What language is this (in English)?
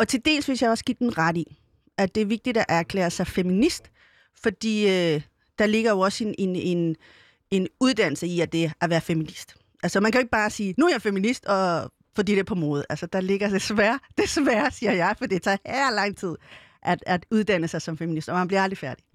Danish